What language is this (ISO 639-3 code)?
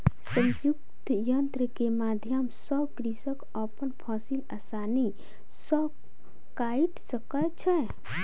mai